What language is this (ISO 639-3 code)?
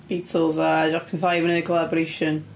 cym